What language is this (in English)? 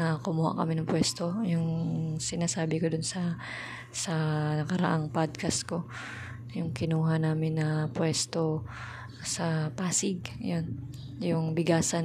Filipino